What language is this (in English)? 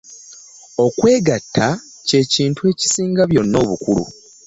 Ganda